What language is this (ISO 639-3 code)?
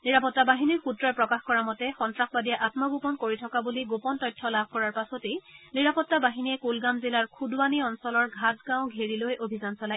asm